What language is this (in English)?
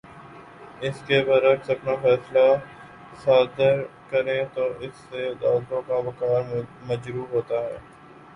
Urdu